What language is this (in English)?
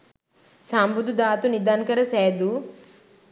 Sinhala